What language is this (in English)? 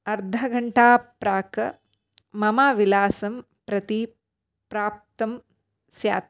Sanskrit